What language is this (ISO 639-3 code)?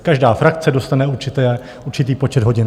ces